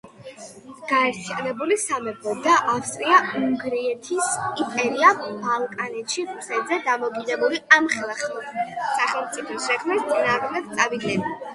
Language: Georgian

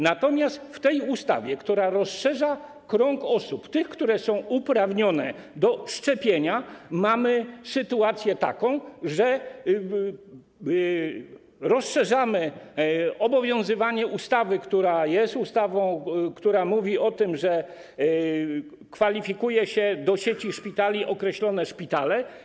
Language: Polish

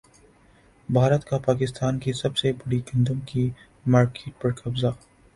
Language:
Urdu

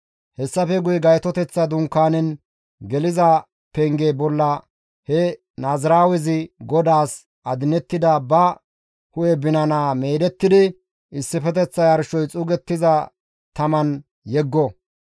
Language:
Gamo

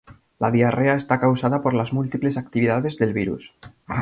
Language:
Spanish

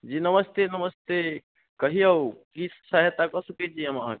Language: Maithili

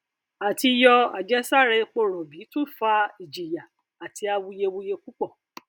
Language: Yoruba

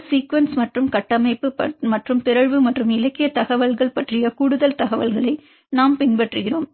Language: Tamil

